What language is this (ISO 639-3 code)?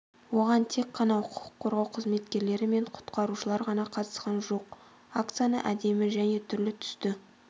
kaz